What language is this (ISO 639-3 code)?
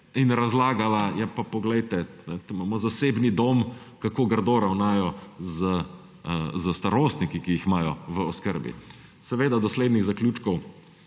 slv